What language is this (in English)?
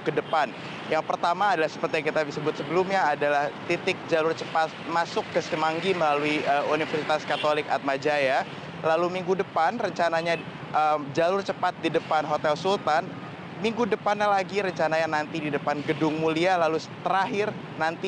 Indonesian